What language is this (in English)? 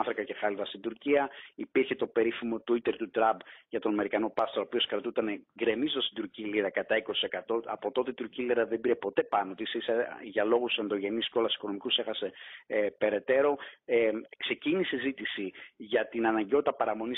Greek